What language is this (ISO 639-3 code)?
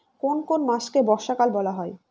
ben